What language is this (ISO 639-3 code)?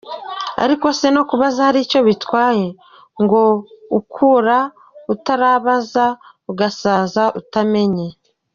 kin